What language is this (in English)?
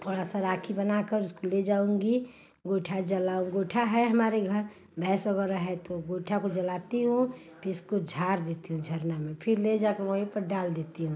Hindi